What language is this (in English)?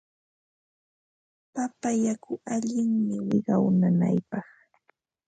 Ambo-Pasco Quechua